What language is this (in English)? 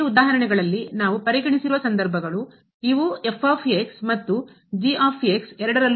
Kannada